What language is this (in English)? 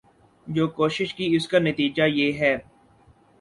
Urdu